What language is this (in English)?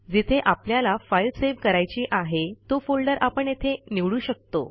Marathi